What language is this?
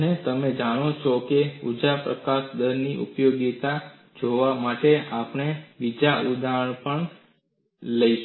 Gujarati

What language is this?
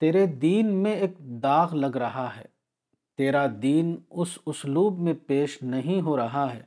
Urdu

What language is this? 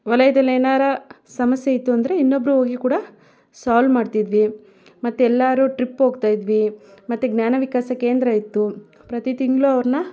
Kannada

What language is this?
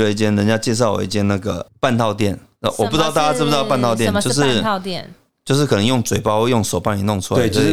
Chinese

